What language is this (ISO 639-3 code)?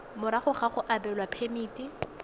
tsn